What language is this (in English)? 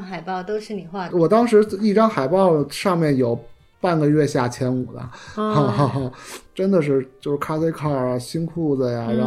Chinese